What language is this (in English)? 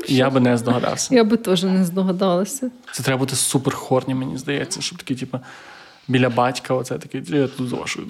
Ukrainian